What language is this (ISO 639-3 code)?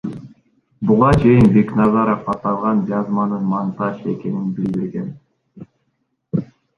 kir